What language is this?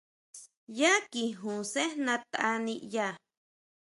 Huautla Mazatec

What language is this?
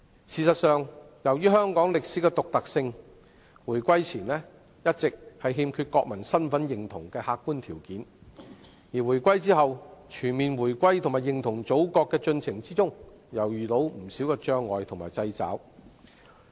Cantonese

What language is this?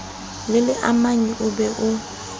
Southern Sotho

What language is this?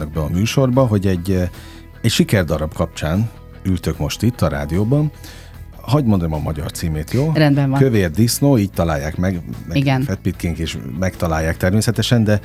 Hungarian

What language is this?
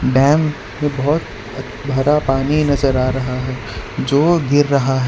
Hindi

